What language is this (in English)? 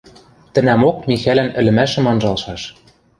Western Mari